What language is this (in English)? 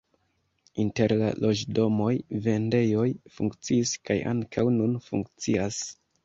Esperanto